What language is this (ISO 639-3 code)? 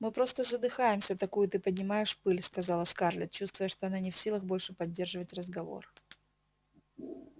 rus